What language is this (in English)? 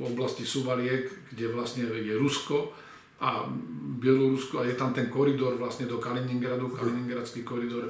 Slovak